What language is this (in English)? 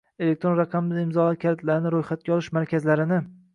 Uzbek